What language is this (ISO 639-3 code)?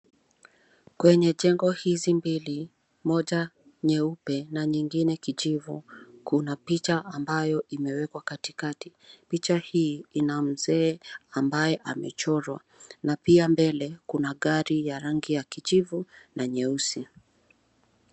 swa